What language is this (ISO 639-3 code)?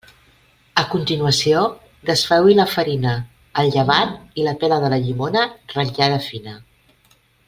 cat